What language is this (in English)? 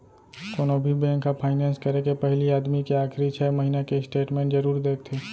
Chhattisgarhi